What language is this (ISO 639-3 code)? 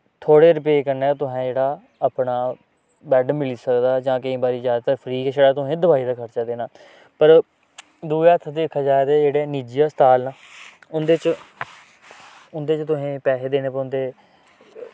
doi